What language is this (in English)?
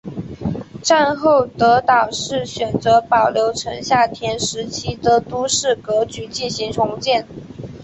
Chinese